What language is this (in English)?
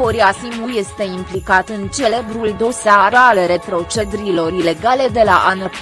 Romanian